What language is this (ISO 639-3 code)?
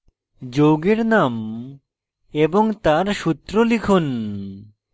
ben